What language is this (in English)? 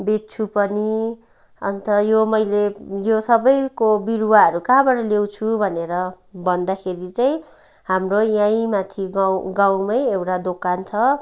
Nepali